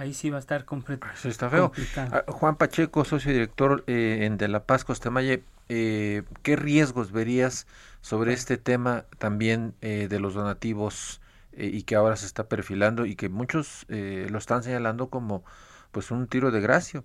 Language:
Spanish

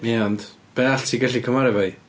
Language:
Welsh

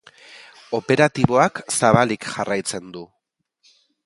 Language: Basque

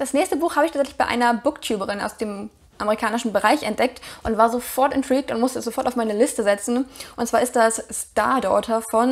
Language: German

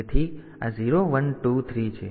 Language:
Gujarati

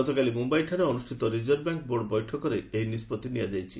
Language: Odia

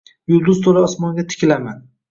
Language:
Uzbek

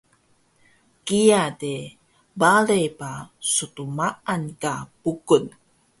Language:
Taroko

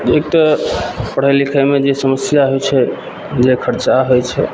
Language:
Maithili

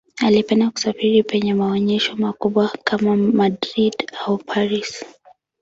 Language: Swahili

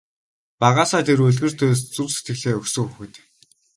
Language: Mongolian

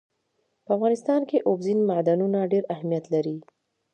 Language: Pashto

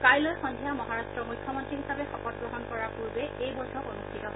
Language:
Assamese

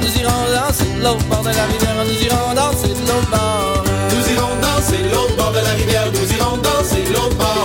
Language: French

